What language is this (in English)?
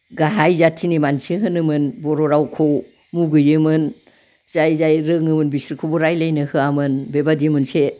Bodo